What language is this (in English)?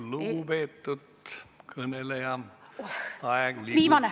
Estonian